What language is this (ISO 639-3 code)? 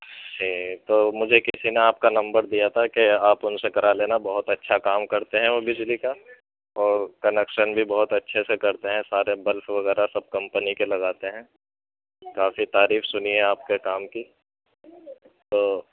urd